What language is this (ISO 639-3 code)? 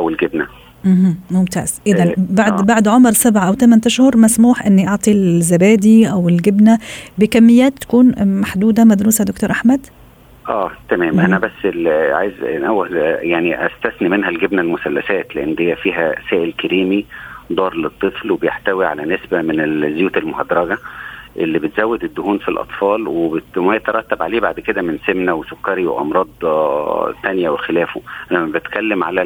ara